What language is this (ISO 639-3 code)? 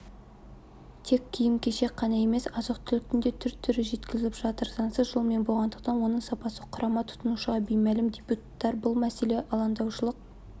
kaz